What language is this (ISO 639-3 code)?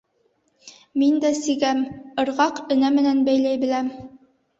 bak